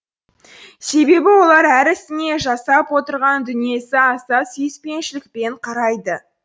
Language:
Kazakh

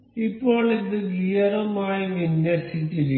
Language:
Malayalam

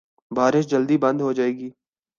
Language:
Urdu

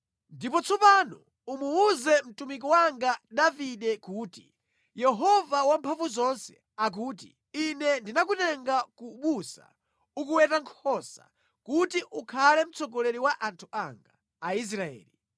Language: Nyanja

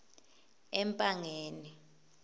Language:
Swati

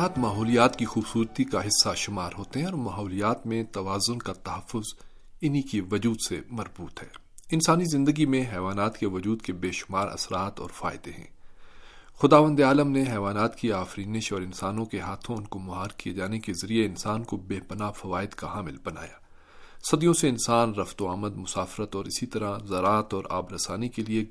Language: Urdu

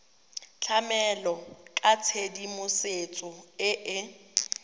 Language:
Tswana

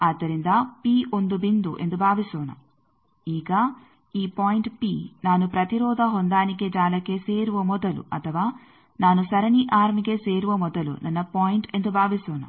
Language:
Kannada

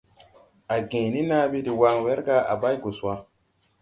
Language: Tupuri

